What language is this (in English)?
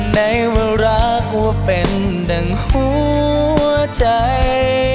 Thai